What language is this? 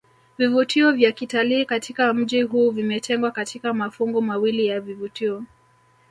Swahili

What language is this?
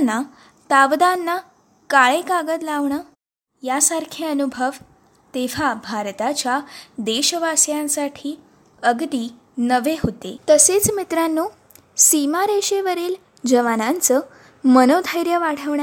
Marathi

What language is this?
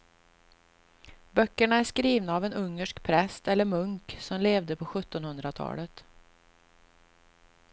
Swedish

